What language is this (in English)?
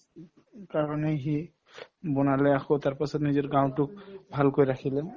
Assamese